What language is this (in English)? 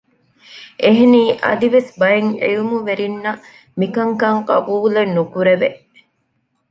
Divehi